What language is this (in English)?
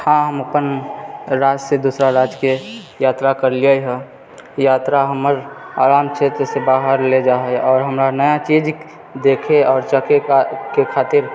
Maithili